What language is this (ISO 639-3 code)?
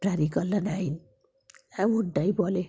ben